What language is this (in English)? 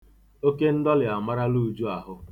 Igbo